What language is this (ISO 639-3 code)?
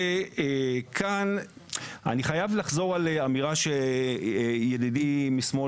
heb